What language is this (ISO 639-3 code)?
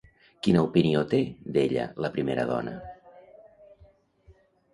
cat